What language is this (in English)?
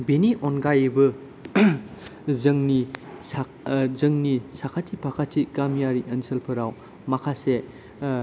Bodo